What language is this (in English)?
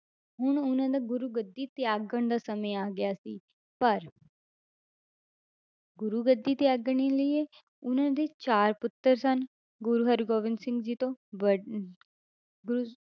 Punjabi